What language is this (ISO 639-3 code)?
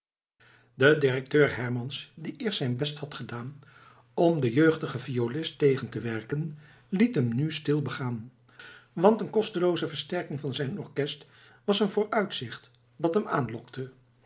nld